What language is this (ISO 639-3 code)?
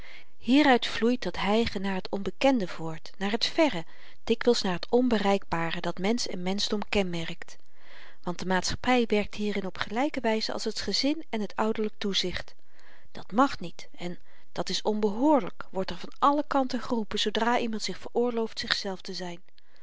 nld